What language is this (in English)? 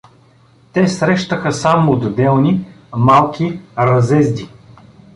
Bulgarian